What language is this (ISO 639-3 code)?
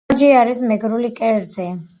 kat